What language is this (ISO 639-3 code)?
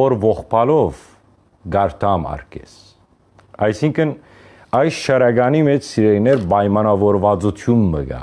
hye